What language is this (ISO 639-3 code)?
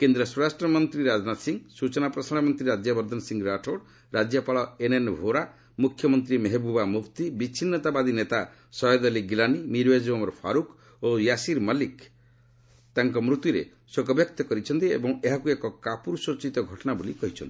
ori